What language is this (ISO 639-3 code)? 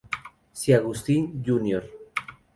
spa